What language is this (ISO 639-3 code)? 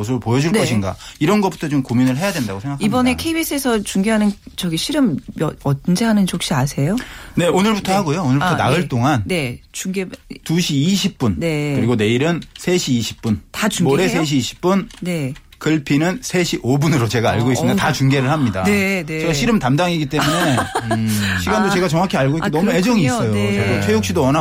kor